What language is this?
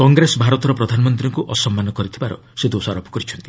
Odia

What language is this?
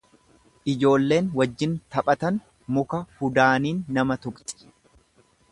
Oromo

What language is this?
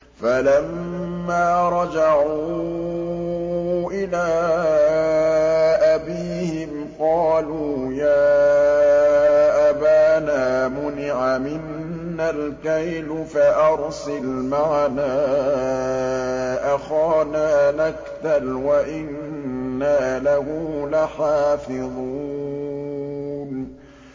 Arabic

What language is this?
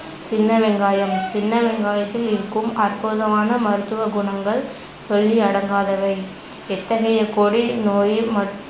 Tamil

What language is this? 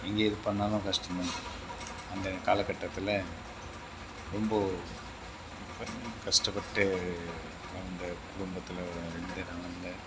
Tamil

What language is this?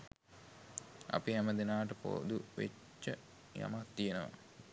Sinhala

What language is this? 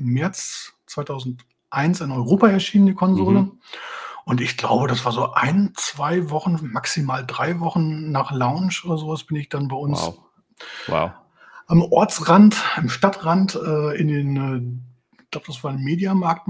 German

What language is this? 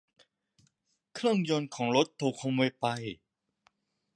Thai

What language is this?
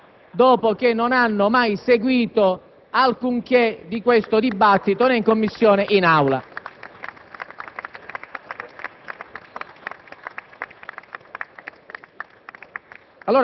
Italian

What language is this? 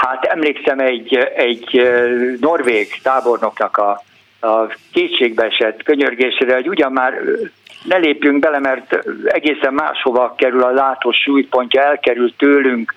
Hungarian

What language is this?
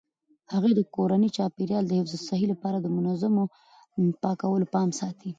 Pashto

